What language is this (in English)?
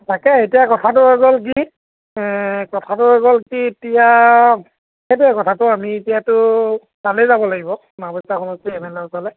Assamese